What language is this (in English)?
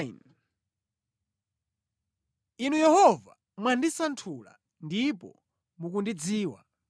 Nyanja